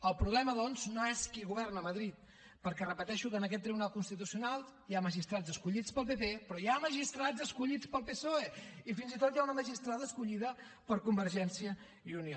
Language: Catalan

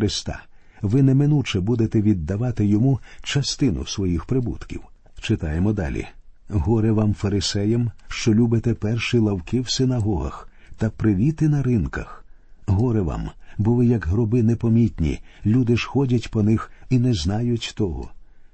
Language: Ukrainian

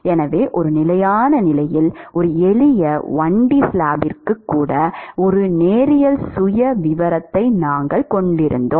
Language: Tamil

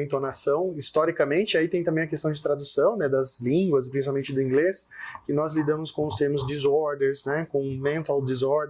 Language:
Portuguese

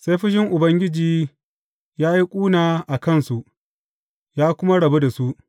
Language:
Hausa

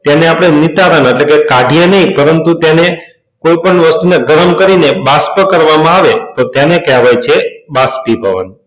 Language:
Gujarati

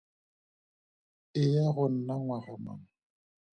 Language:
Tswana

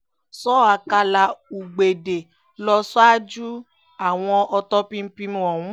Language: Yoruba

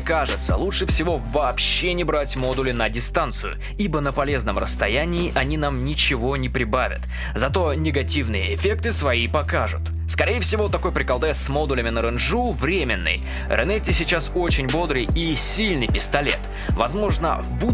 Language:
Russian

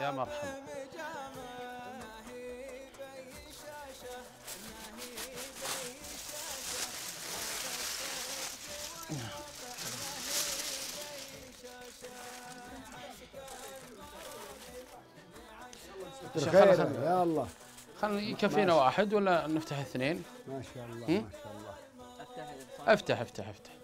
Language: Arabic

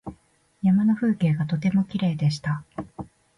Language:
Japanese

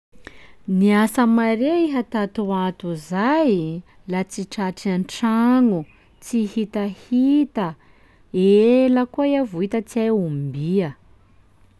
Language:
Sakalava Malagasy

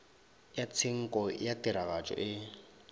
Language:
Northern Sotho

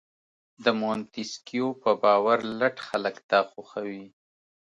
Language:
Pashto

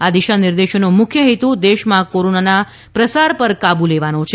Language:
Gujarati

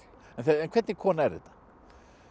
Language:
Icelandic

